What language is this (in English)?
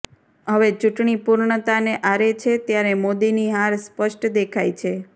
Gujarati